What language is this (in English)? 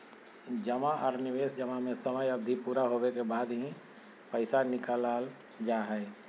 Magahi